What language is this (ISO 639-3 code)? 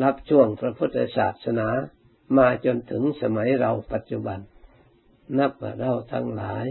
tha